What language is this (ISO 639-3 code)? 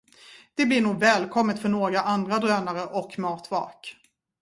swe